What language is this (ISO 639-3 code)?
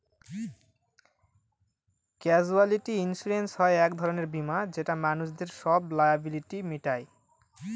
ben